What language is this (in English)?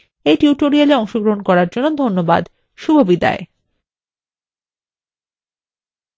Bangla